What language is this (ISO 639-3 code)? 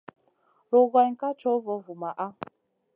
mcn